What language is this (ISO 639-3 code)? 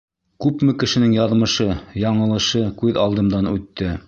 bak